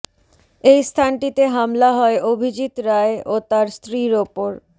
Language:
Bangla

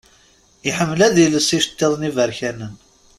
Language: Kabyle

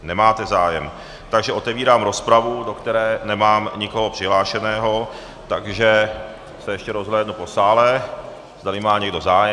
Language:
Czech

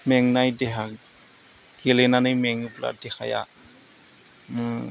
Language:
Bodo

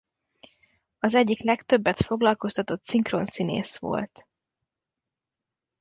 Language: Hungarian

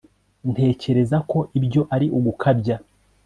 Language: Kinyarwanda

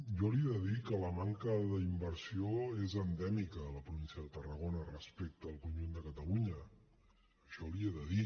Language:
Catalan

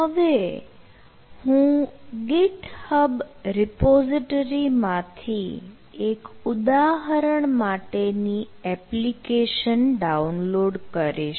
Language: Gujarati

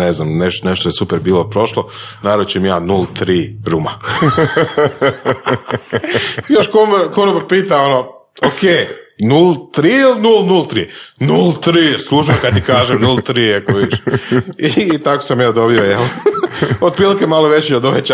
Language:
Croatian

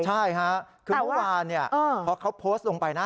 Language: Thai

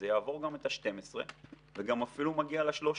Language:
Hebrew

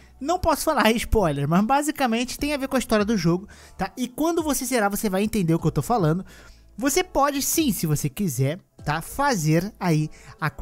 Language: Portuguese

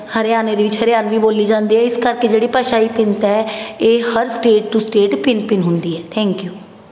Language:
Punjabi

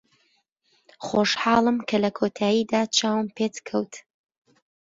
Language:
Central Kurdish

